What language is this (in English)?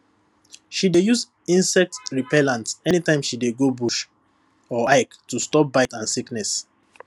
Nigerian Pidgin